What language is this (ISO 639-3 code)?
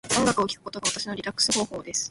jpn